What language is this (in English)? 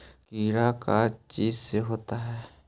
Magahi